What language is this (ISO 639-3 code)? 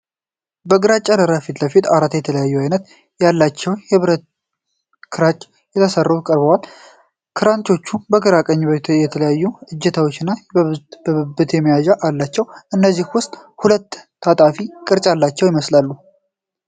amh